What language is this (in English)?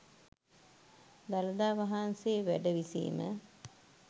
Sinhala